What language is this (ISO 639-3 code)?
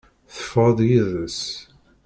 kab